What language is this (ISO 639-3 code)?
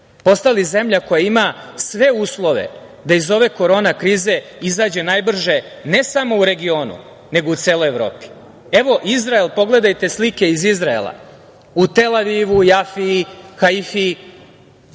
srp